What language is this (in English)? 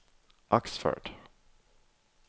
Danish